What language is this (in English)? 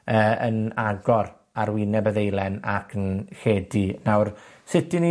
Welsh